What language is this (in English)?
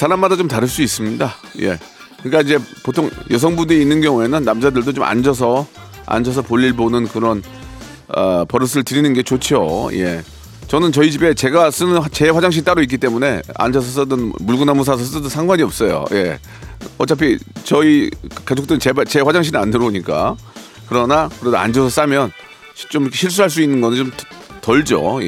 Korean